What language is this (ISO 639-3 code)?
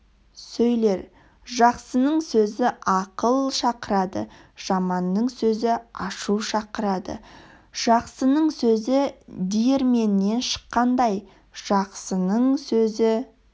kaz